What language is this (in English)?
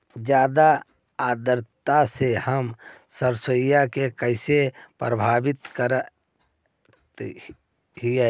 Magahi